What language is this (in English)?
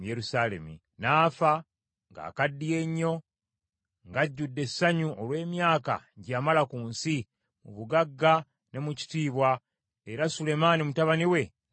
Ganda